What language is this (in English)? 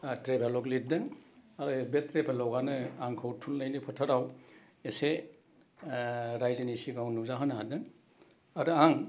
Bodo